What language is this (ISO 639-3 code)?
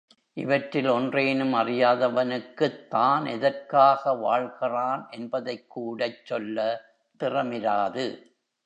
tam